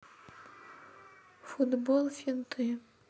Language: Russian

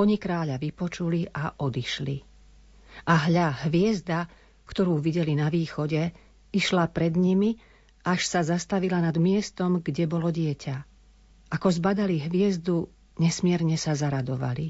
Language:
Slovak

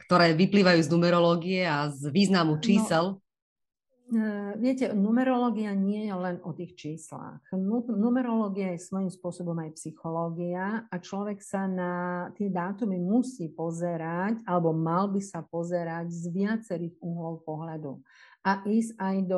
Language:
Slovak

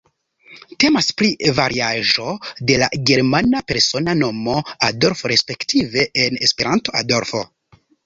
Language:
Esperanto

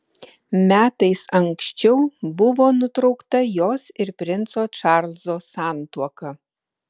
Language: Lithuanian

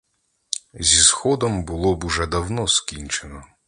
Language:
Ukrainian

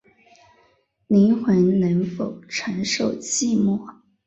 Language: Chinese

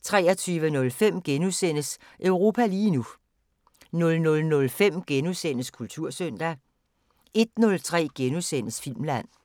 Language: Danish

